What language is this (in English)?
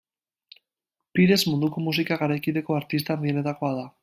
Basque